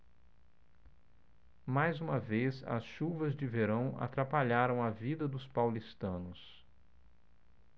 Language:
Portuguese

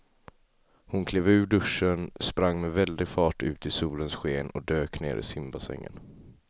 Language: Swedish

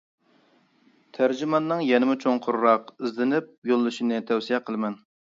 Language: Uyghur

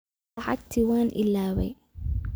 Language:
Somali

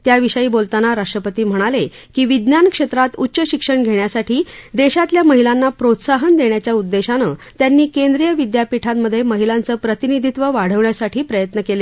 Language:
Marathi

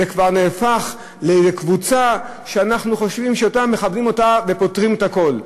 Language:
Hebrew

